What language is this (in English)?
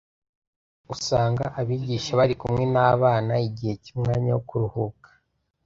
Kinyarwanda